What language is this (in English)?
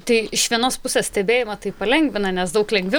Lithuanian